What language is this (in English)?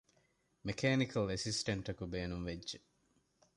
Divehi